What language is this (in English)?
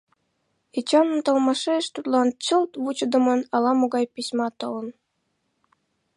Mari